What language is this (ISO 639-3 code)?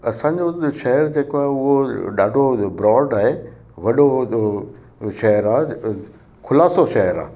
snd